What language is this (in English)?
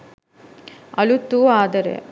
Sinhala